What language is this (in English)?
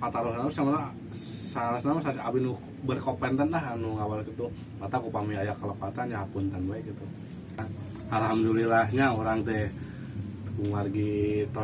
Indonesian